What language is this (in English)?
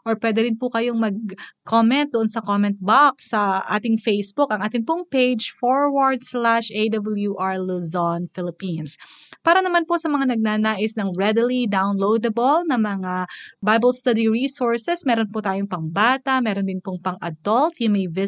Filipino